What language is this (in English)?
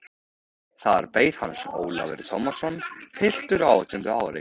Icelandic